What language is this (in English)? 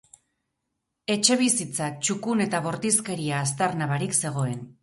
Basque